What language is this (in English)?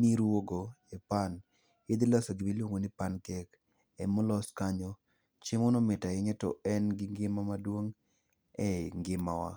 Luo (Kenya and Tanzania)